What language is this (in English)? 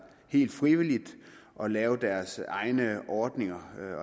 Danish